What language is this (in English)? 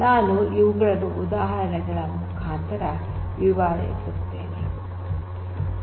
Kannada